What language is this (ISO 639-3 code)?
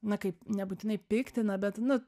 lit